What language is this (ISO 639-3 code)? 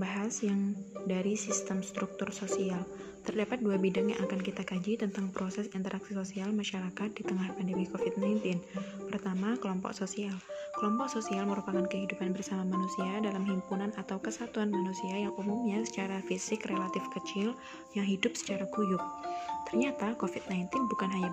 ind